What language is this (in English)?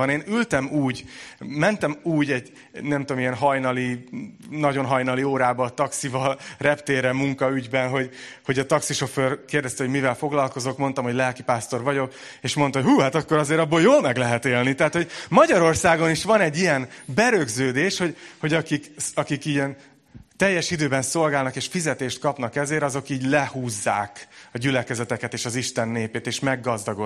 Hungarian